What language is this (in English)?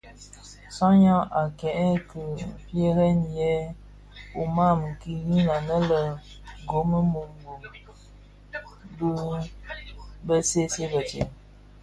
Bafia